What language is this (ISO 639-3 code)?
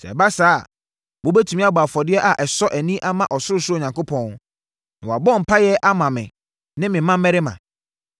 aka